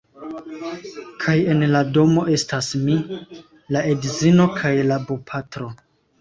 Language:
Esperanto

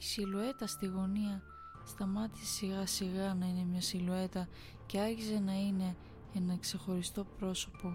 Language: Greek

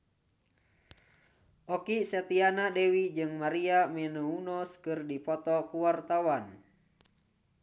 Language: Sundanese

